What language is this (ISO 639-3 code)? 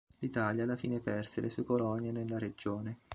ita